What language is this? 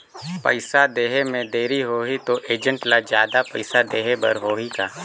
Chhattisgarhi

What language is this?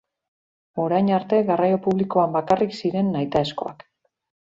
Basque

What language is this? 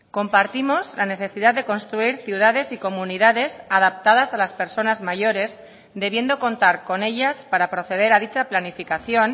Spanish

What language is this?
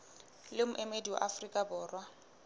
Southern Sotho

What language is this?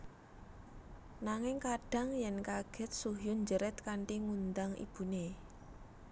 Javanese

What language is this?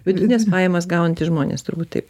Lithuanian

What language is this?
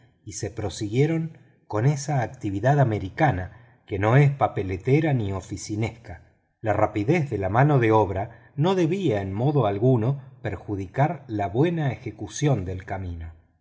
Spanish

